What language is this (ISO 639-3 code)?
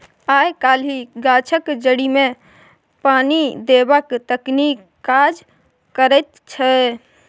mai